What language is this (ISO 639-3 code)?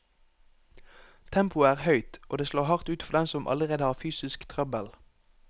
nor